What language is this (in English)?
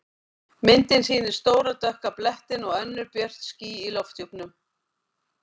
Icelandic